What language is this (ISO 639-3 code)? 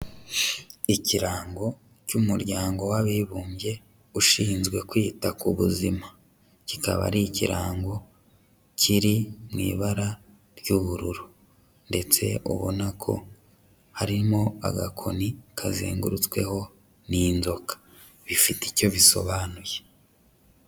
kin